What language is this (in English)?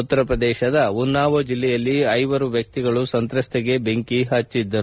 Kannada